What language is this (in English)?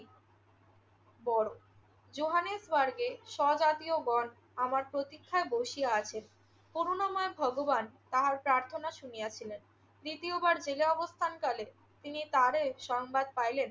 Bangla